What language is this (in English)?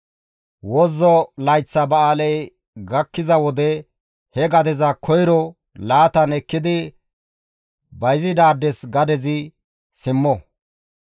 Gamo